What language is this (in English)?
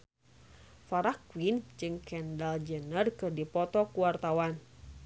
Sundanese